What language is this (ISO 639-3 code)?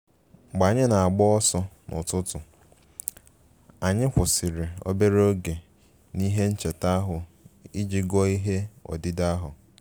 ibo